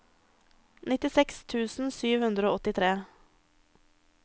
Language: Norwegian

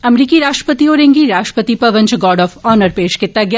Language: Dogri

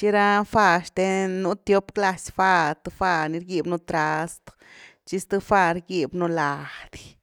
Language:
Güilá Zapotec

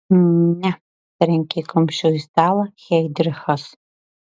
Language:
Lithuanian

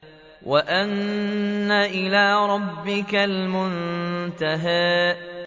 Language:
Arabic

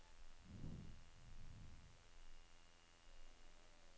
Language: Norwegian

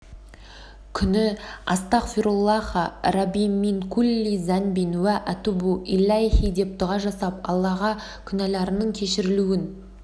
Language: Kazakh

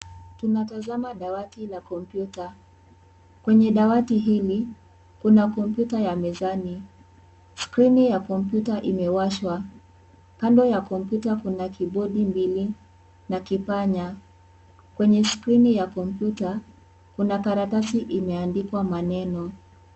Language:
Swahili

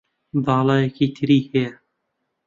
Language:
Central Kurdish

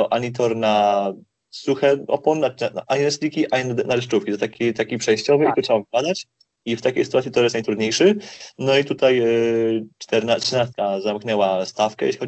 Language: Polish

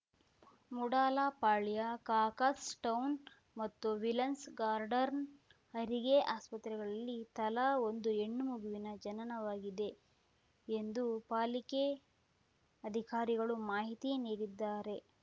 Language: Kannada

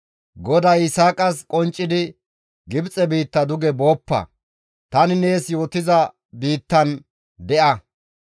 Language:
Gamo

